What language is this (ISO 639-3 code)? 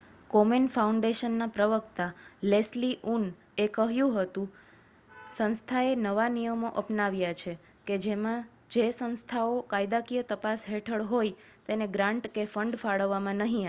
guj